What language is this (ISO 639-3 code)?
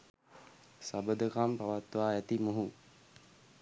sin